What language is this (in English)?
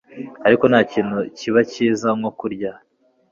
Kinyarwanda